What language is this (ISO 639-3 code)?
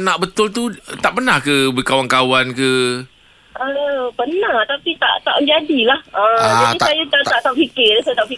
msa